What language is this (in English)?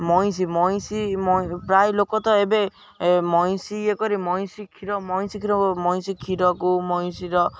Odia